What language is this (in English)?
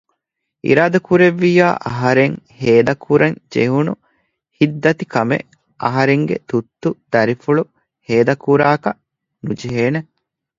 Divehi